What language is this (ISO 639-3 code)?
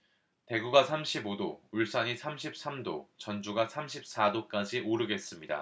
kor